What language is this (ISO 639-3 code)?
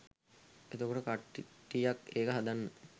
sin